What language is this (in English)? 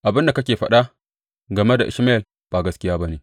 Hausa